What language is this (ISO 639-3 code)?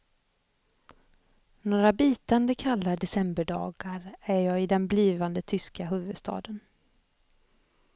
swe